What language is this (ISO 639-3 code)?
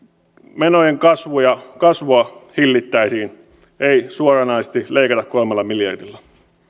fin